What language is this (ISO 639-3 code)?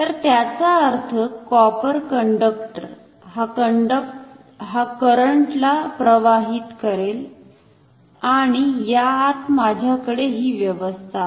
mar